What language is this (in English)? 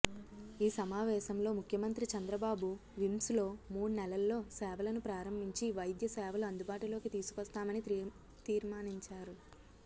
Telugu